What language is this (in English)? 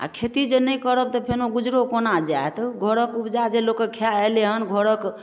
Maithili